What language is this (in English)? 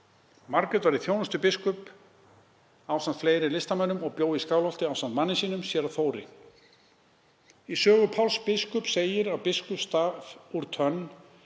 Icelandic